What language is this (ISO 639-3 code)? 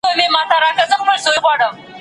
pus